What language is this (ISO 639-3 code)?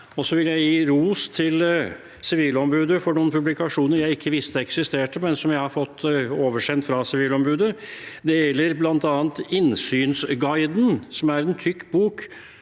nor